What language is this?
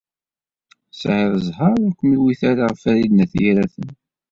Kabyle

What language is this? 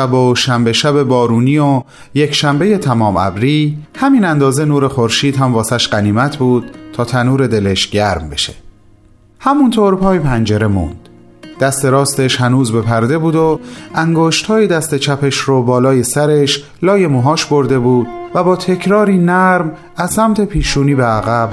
Persian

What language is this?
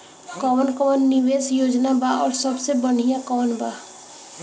Bhojpuri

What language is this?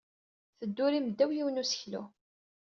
Kabyle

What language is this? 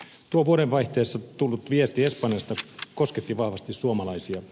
Finnish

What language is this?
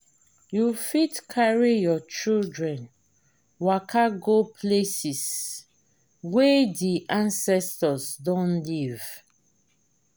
Nigerian Pidgin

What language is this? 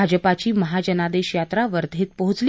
Marathi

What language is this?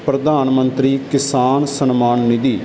Punjabi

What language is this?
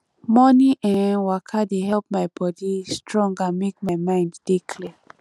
Nigerian Pidgin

